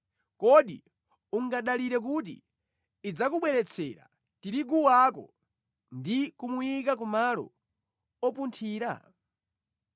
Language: Nyanja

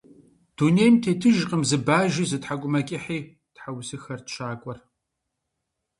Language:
Kabardian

